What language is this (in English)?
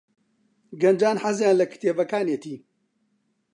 Central Kurdish